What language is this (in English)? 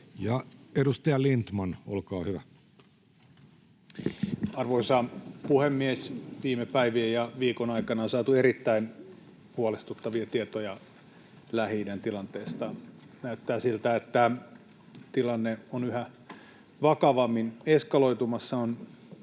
Finnish